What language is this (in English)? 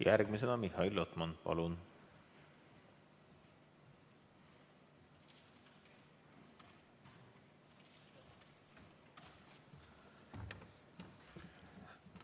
Estonian